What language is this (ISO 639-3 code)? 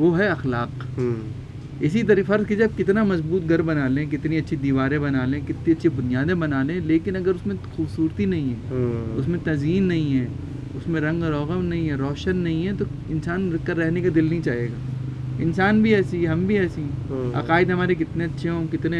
urd